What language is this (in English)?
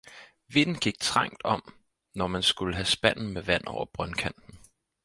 Danish